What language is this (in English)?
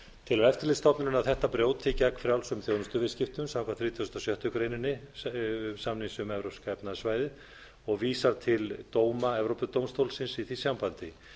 Icelandic